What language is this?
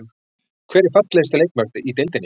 Icelandic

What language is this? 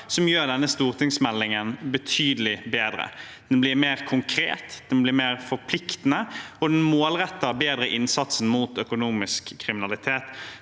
Norwegian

